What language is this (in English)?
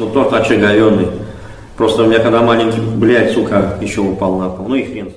Russian